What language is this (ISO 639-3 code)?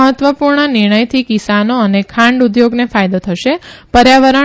guj